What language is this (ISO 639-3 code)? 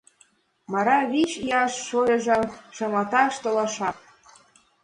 chm